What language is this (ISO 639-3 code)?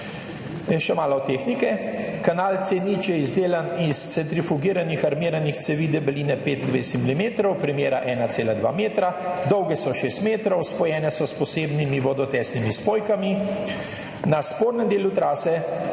slv